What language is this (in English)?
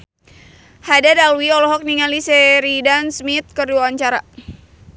Sundanese